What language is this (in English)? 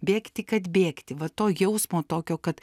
Lithuanian